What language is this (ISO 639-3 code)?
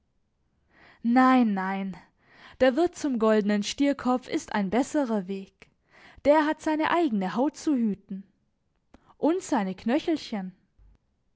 deu